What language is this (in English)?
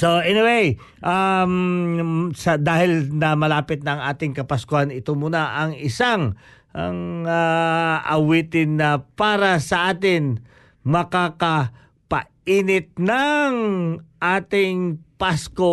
Filipino